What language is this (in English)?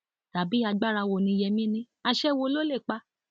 Yoruba